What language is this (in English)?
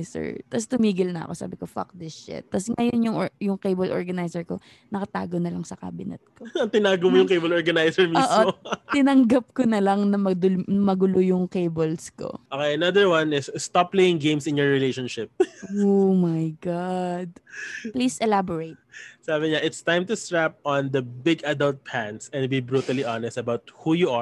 Filipino